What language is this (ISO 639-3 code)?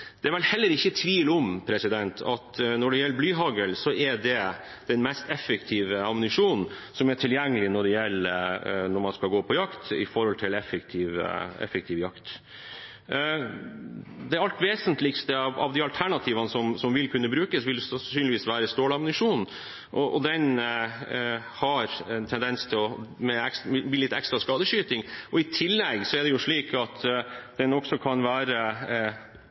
nob